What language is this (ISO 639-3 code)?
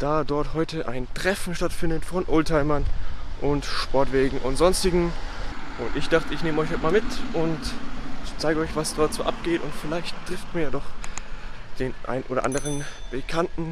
deu